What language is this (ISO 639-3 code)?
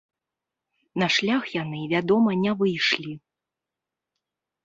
bel